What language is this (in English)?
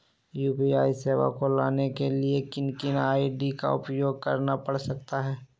Magahi